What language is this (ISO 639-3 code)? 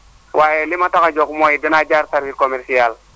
wol